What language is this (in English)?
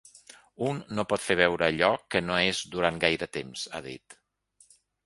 Catalan